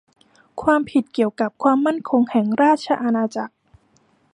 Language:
Thai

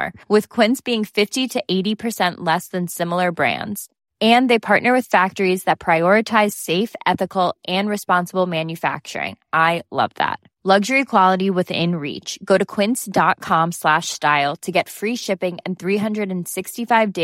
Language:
Chinese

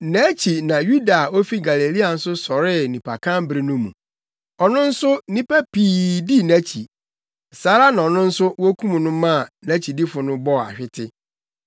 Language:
Akan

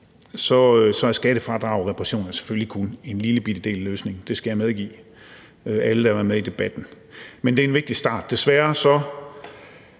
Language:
Danish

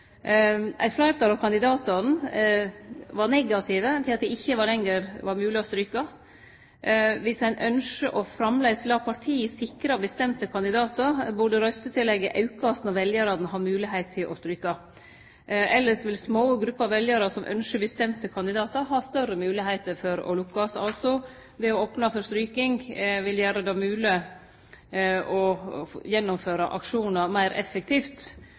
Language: Norwegian Nynorsk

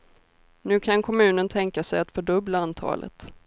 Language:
Swedish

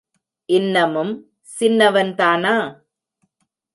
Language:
Tamil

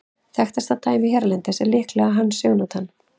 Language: Icelandic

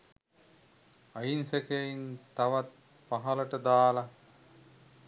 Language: Sinhala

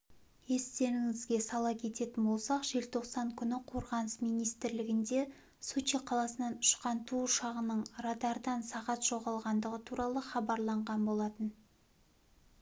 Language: Kazakh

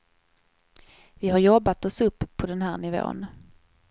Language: Swedish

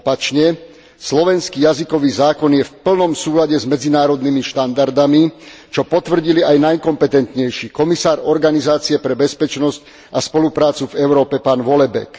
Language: Slovak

